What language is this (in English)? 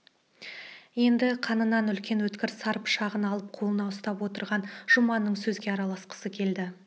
Kazakh